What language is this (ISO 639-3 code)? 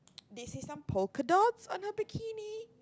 eng